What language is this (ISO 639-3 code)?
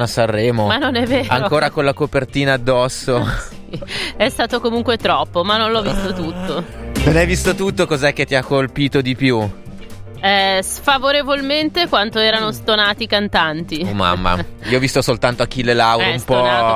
ita